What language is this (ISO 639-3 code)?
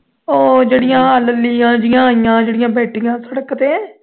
pan